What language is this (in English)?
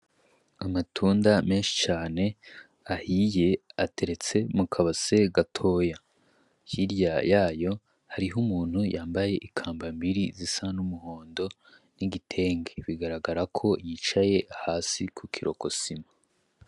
Rundi